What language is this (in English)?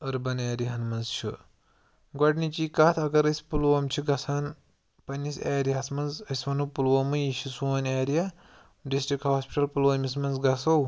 Kashmiri